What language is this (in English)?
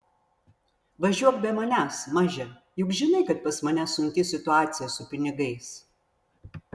Lithuanian